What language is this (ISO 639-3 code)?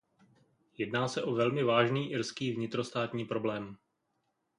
ces